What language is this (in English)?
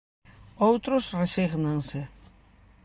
Galician